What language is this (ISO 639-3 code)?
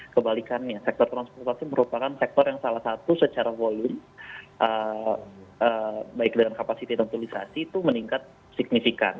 ind